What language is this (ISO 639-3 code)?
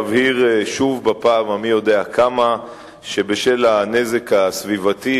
heb